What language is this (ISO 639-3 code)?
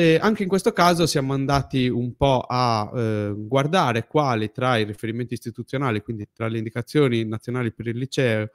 ita